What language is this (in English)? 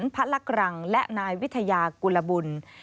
Thai